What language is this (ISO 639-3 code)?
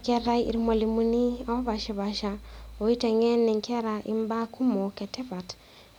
mas